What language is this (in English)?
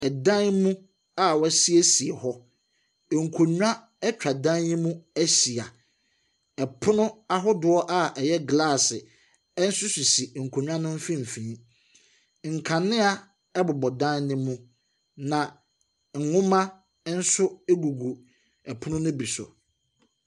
Akan